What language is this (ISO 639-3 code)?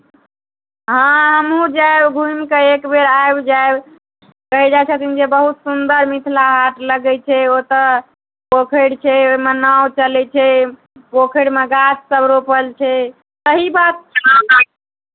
mai